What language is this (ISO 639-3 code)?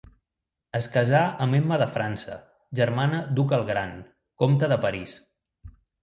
cat